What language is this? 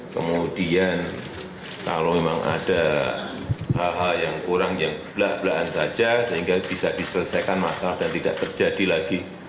Indonesian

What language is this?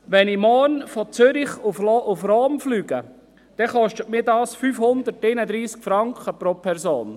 Swiss German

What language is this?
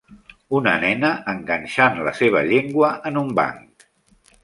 Catalan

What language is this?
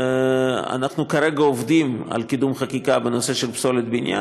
Hebrew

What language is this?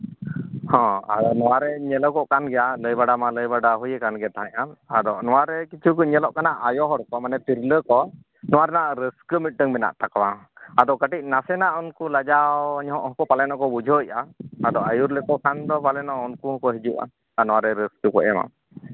Santali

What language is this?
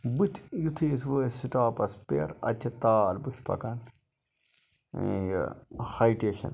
Kashmiri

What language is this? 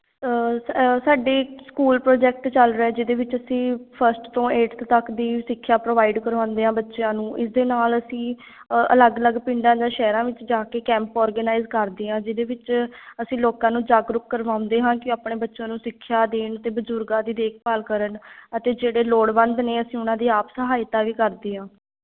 Punjabi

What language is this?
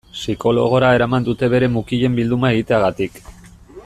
Basque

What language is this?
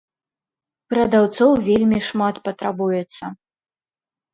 Belarusian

